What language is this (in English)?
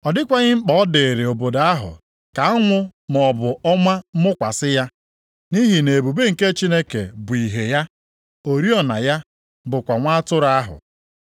Igbo